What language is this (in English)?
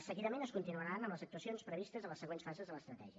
Catalan